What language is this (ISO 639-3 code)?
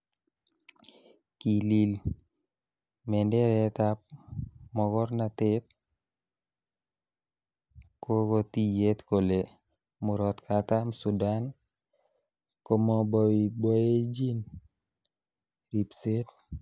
kln